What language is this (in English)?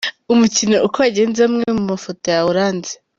Kinyarwanda